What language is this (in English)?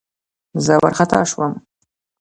Pashto